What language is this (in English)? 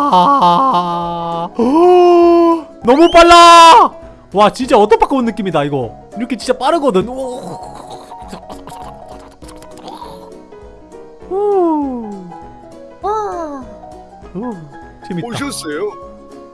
Korean